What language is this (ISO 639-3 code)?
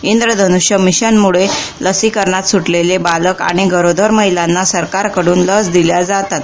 mar